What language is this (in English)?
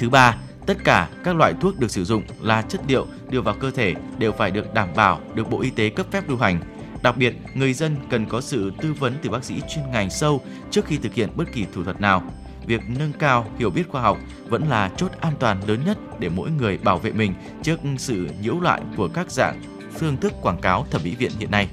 Vietnamese